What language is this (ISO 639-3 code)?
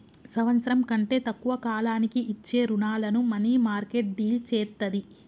tel